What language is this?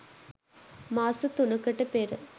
Sinhala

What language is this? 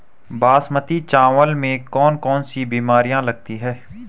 Hindi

